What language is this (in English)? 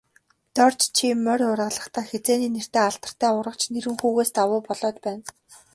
Mongolian